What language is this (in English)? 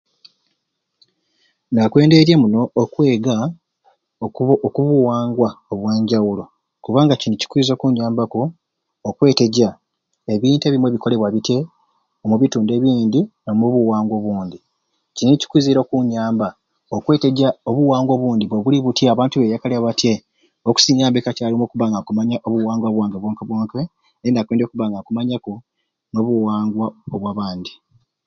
Ruuli